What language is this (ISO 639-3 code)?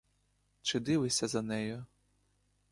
ukr